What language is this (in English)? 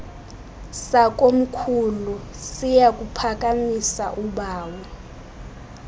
Xhosa